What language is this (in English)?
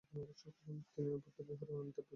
Bangla